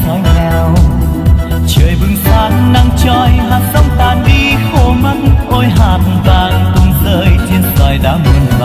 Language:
Vietnamese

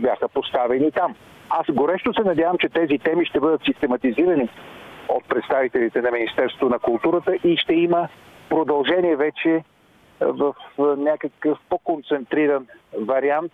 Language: Bulgarian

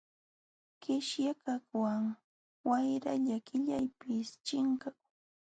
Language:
Jauja Wanca Quechua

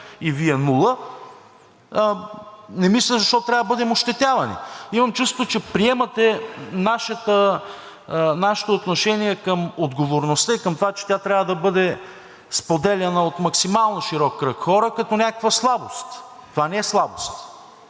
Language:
Bulgarian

